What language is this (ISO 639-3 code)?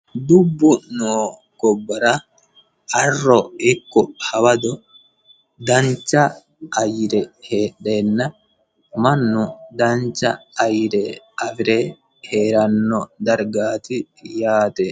sid